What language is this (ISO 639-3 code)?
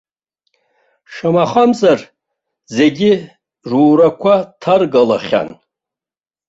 abk